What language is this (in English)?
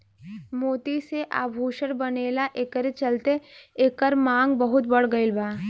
Bhojpuri